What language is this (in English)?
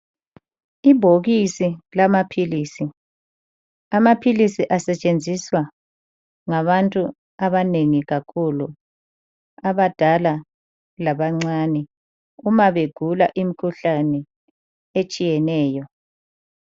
North Ndebele